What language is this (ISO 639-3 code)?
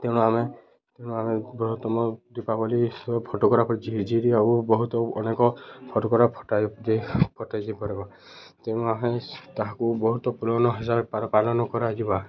ori